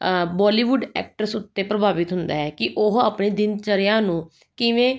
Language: Punjabi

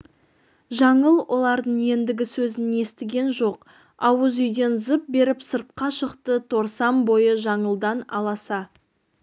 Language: Kazakh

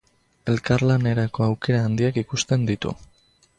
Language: Basque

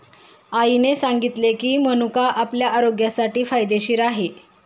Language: Marathi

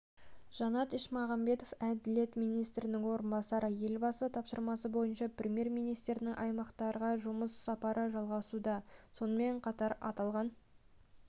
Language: Kazakh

